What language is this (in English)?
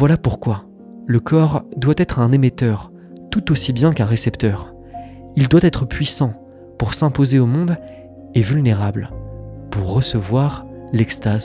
French